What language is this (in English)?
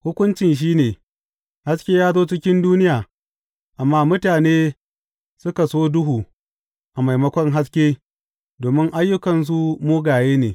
Hausa